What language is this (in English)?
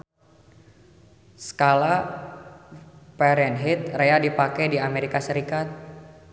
Sundanese